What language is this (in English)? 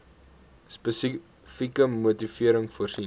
Afrikaans